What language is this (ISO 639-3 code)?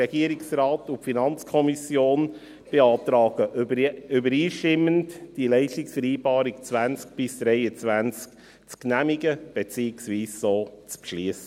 gsw